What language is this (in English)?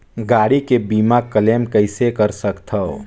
Chhattisgarhi